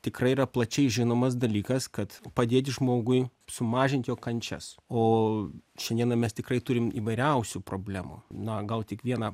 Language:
Lithuanian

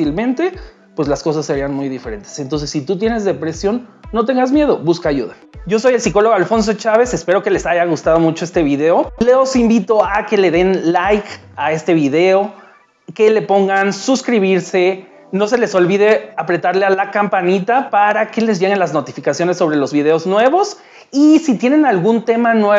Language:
Spanish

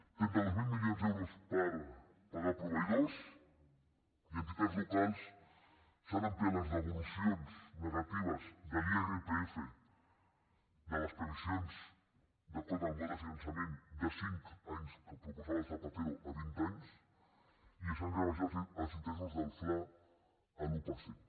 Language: Catalan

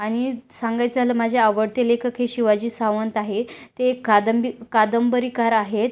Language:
Marathi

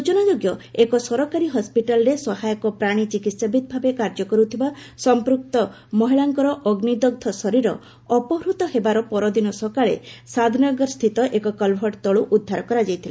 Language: Odia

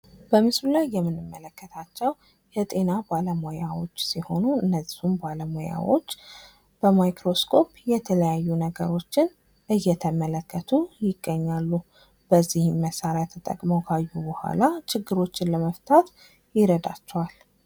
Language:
Amharic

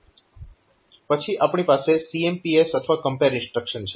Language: Gujarati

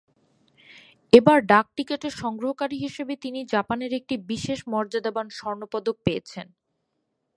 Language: Bangla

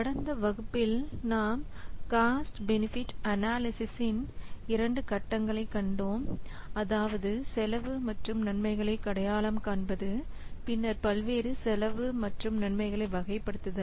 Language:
Tamil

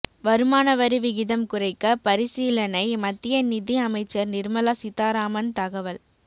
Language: Tamil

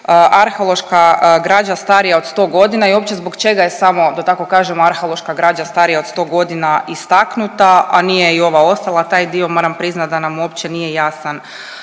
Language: Croatian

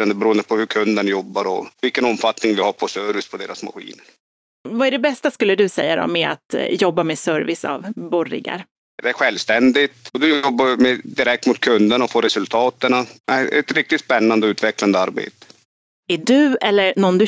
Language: Swedish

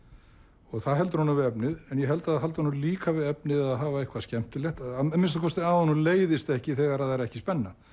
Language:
Icelandic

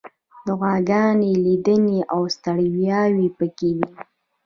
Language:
Pashto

